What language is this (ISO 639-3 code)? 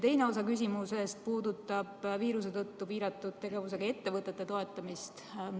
est